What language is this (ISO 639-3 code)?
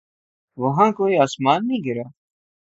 urd